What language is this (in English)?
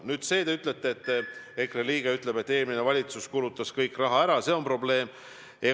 Estonian